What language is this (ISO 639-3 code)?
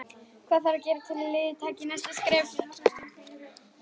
isl